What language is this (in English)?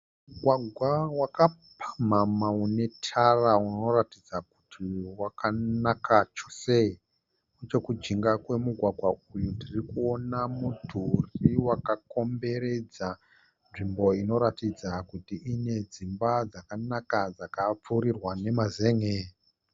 Shona